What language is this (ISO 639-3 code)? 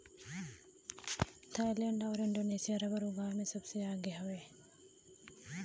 bho